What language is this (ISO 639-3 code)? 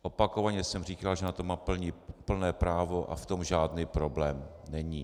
ces